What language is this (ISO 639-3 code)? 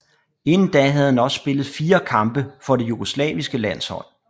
dan